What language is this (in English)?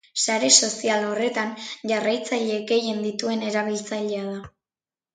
Basque